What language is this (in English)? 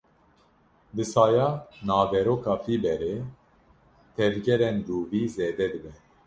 Kurdish